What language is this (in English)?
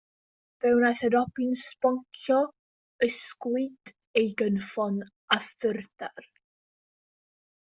Welsh